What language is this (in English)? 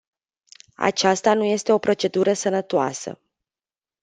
Romanian